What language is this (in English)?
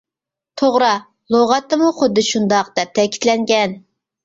Uyghur